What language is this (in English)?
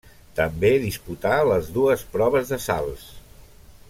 Catalan